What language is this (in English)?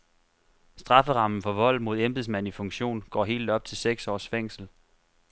Danish